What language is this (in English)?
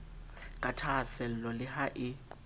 Southern Sotho